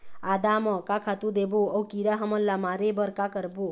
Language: Chhattisgarhi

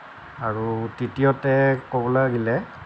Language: Assamese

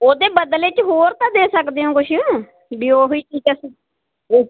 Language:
Punjabi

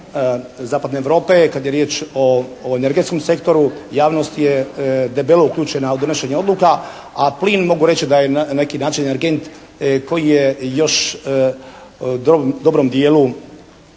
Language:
Croatian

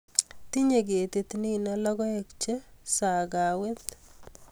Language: Kalenjin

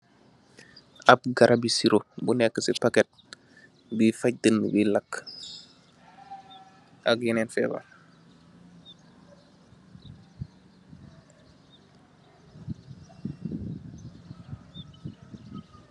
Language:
Wolof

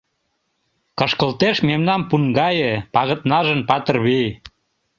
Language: Mari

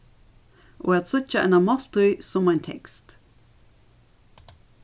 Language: Faroese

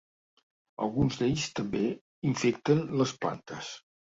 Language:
Catalan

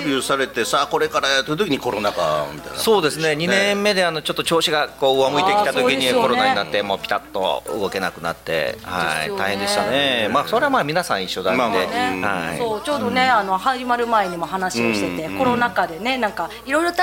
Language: Japanese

